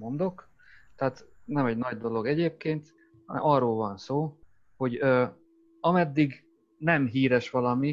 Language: Hungarian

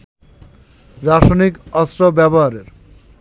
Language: Bangla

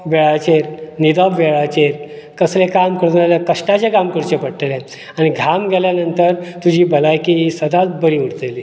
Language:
Konkani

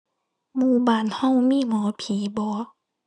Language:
Thai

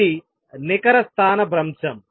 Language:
Telugu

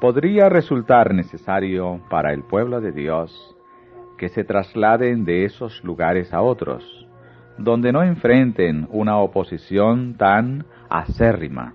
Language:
Spanish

